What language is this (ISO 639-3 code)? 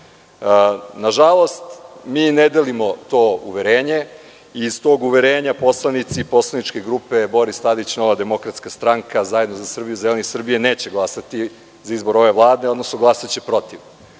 srp